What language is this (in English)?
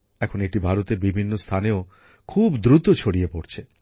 Bangla